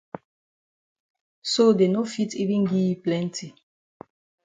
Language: Cameroon Pidgin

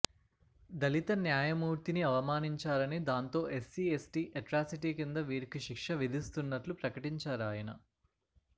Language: Telugu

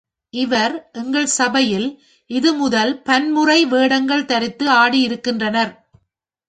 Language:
Tamil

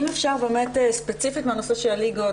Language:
Hebrew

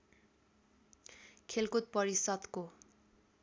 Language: Nepali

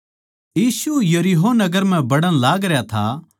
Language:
Haryanvi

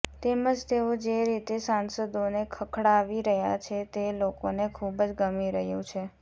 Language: Gujarati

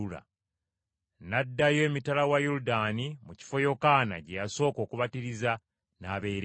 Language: Ganda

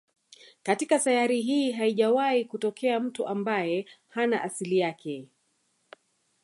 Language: Swahili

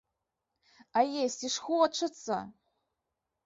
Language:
Belarusian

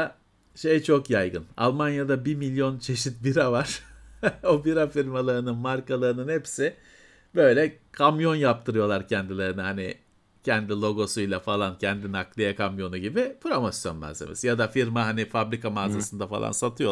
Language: Turkish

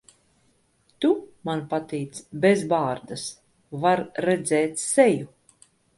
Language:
Latvian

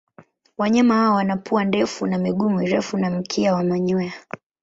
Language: Swahili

